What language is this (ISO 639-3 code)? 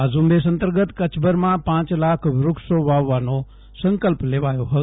guj